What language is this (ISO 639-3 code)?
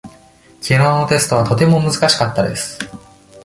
jpn